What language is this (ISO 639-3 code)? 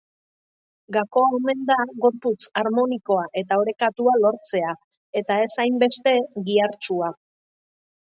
eus